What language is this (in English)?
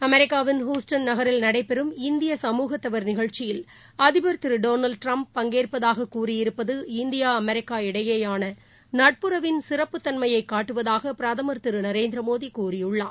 Tamil